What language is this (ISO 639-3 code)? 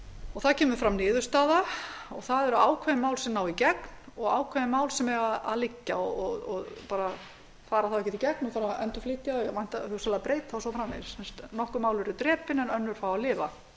isl